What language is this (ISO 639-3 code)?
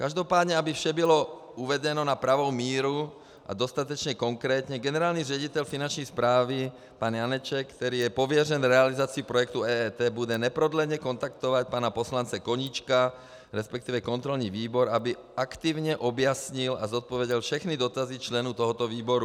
ces